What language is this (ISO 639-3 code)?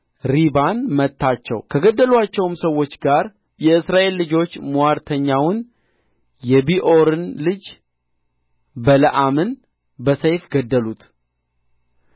amh